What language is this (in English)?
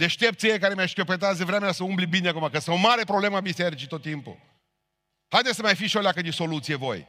Romanian